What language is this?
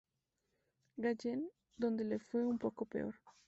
Spanish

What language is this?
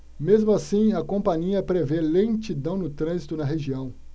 Portuguese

